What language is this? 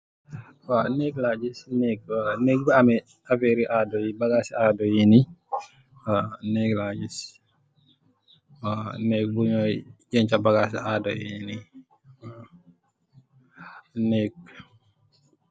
Wolof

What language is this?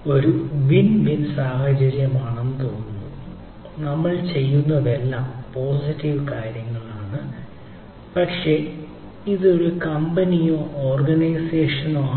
Malayalam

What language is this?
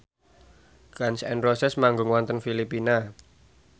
Javanese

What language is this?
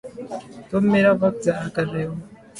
Urdu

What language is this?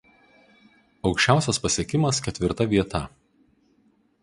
Lithuanian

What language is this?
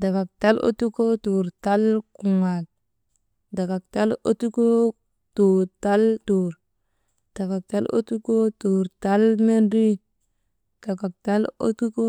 Maba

